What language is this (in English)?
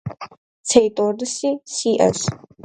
Kabardian